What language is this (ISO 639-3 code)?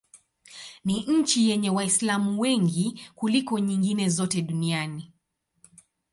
swa